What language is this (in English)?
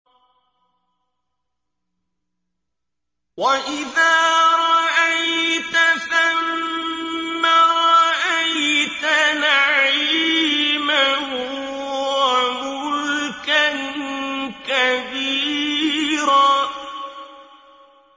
Arabic